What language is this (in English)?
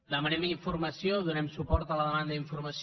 Catalan